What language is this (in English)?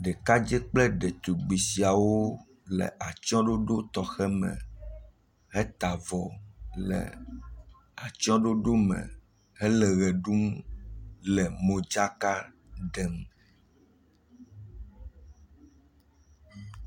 Ewe